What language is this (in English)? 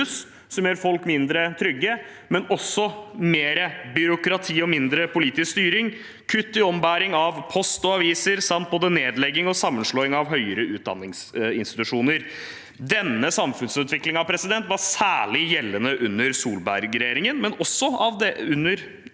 Norwegian